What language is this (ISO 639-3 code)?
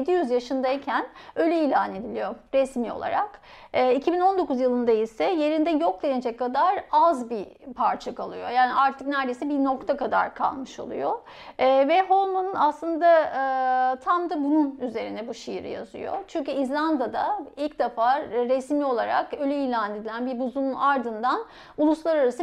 tur